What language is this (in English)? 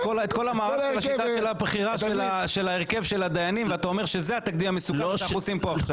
Hebrew